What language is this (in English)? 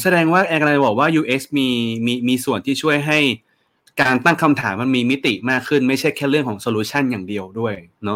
Thai